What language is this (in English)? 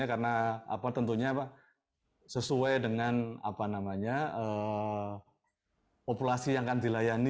Indonesian